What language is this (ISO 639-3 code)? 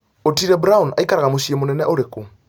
kik